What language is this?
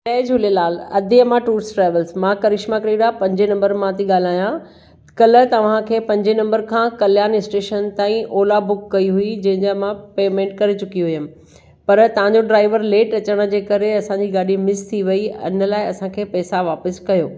Sindhi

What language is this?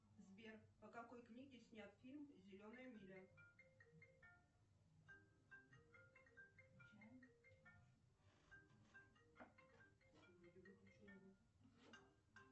Russian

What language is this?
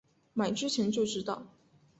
Chinese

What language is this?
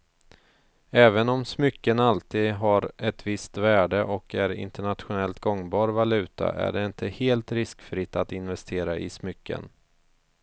Swedish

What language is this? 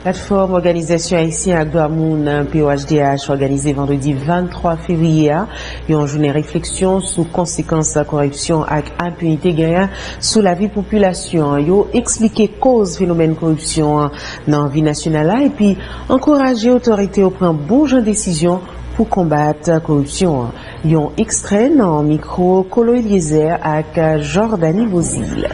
French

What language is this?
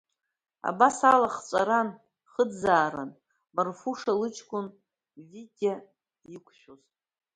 Abkhazian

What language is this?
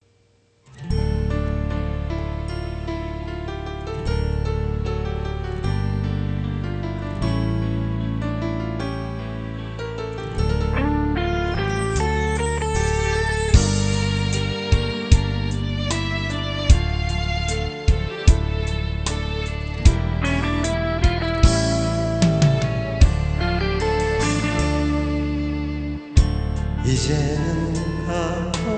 Korean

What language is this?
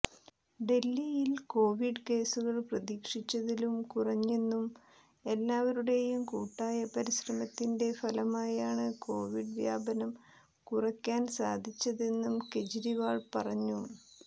Malayalam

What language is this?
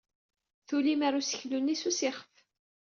Kabyle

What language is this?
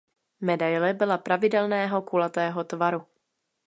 Czech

